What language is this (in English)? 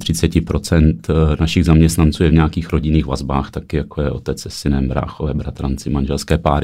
Czech